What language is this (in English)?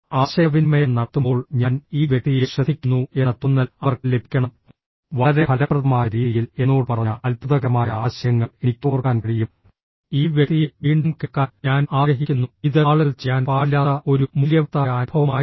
Malayalam